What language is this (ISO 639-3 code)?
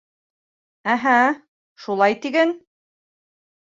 bak